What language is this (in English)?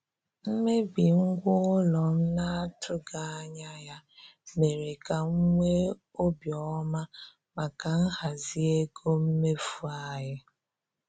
Igbo